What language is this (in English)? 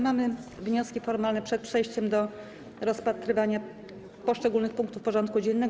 Polish